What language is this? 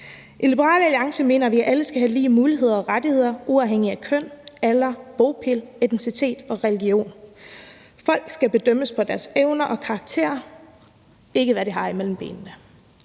Danish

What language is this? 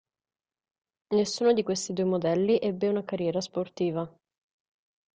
Italian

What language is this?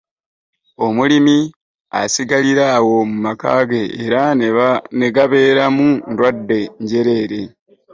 Ganda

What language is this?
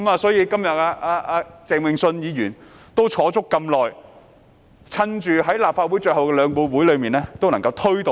Cantonese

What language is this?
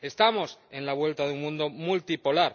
Spanish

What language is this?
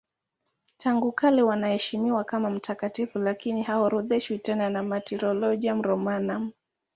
Swahili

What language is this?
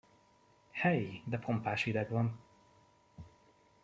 Hungarian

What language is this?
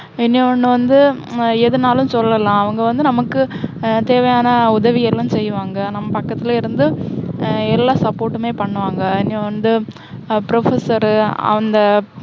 Tamil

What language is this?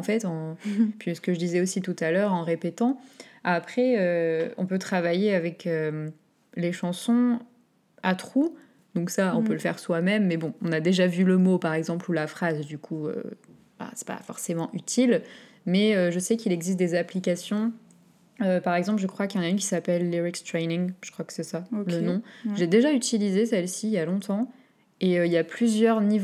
French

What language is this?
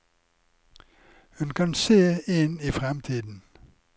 Norwegian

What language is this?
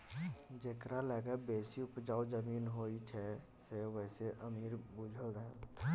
Maithili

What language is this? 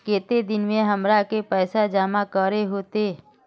Magahi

